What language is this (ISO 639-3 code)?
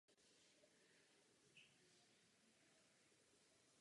ces